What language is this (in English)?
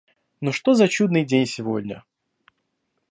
Russian